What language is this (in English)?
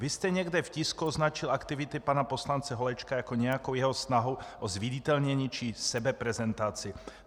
Czech